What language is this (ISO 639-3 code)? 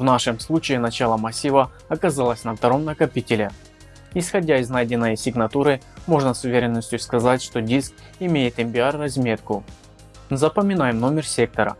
rus